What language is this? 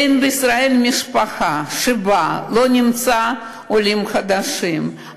Hebrew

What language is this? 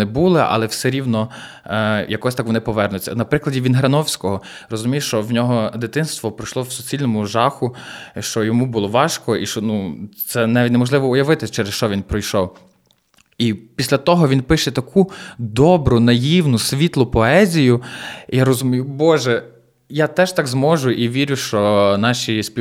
Ukrainian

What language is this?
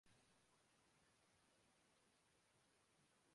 Urdu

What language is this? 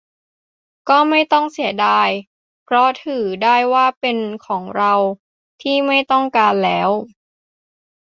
Thai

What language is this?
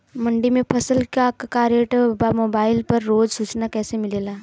Bhojpuri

